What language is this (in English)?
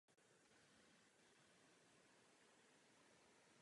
Czech